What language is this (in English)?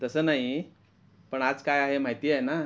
Marathi